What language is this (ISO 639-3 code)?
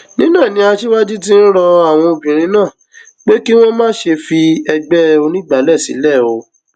yor